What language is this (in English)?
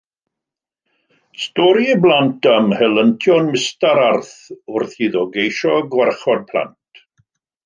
Welsh